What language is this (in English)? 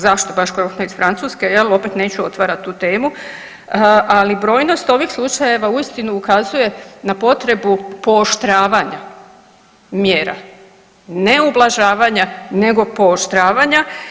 Croatian